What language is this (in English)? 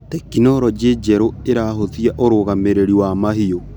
Kikuyu